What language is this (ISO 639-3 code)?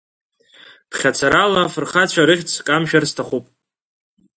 abk